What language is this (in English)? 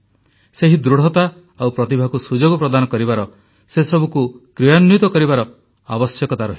Odia